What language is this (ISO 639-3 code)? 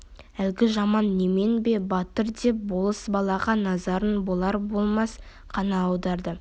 kaz